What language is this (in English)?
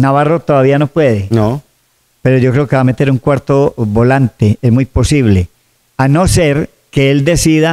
Spanish